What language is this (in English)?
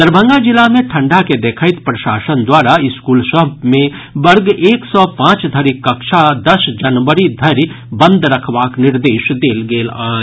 Maithili